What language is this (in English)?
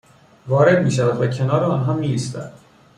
Persian